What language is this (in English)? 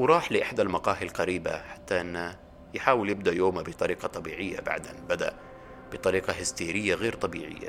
Arabic